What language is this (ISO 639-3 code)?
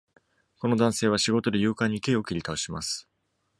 jpn